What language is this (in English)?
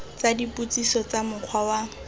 Tswana